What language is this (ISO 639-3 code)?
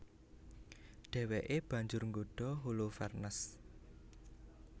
jav